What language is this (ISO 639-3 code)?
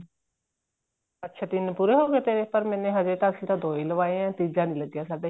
pan